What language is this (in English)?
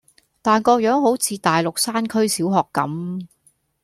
Cantonese